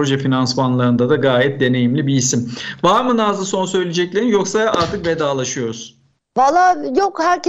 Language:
Turkish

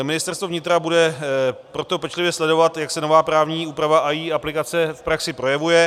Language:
Czech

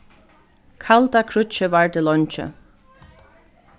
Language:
Faroese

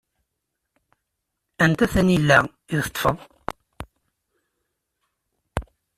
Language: Kabyle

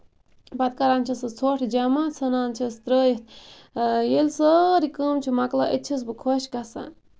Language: Kashmiri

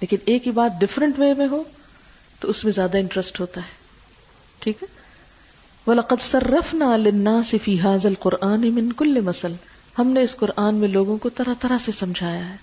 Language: Urdu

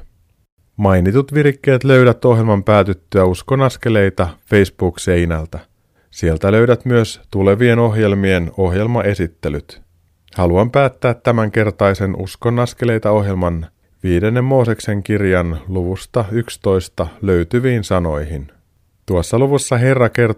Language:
Finnish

